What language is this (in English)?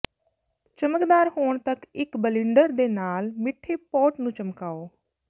Punjabi